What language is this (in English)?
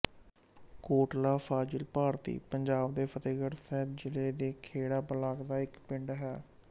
Punjabi